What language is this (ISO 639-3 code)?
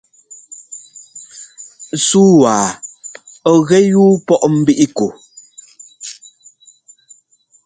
jgo